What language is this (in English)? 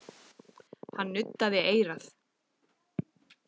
Icelandic